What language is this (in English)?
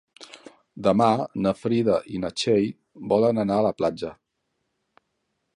Catalan